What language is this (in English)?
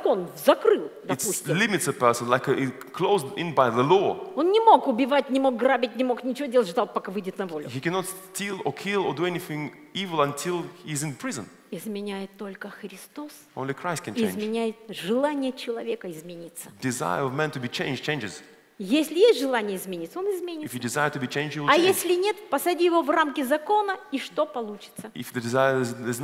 Russian